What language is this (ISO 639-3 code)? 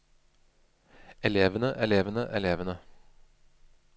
nor